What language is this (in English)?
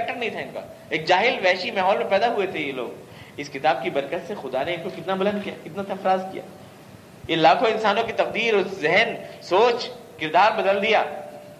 Urdu